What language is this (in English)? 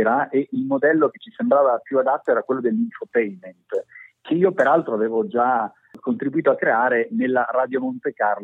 Italian